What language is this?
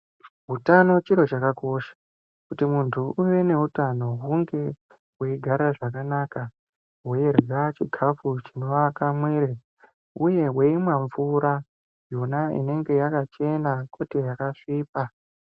Ndau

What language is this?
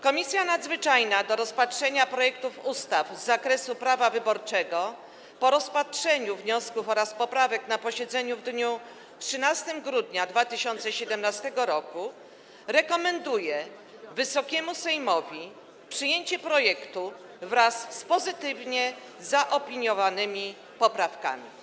Polish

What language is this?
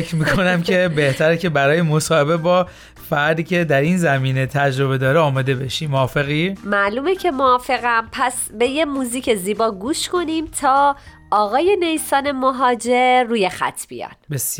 Persian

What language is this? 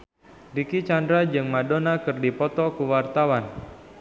Sundanese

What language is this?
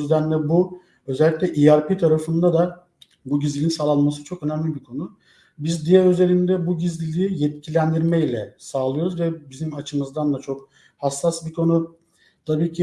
Turkish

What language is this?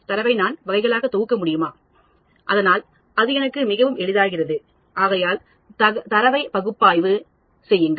Tamil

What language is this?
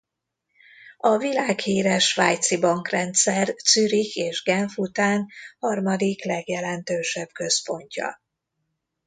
Hungarian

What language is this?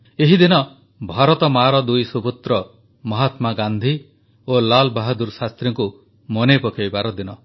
Odia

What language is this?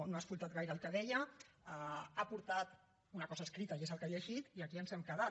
Catalan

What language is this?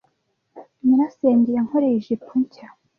Kinyarwanda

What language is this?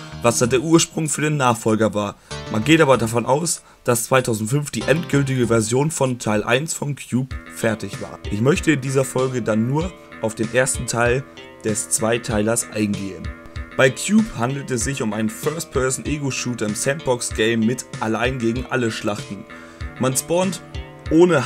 German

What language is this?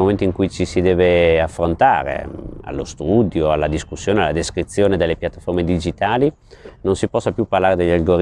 Italian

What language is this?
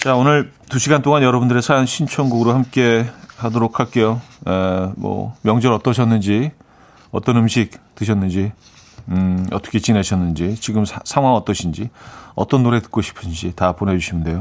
Korean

